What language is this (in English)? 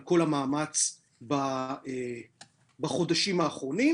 Hebrew